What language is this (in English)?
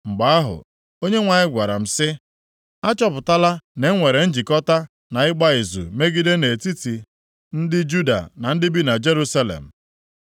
Igbo